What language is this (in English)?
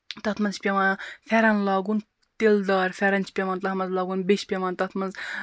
Kashmiri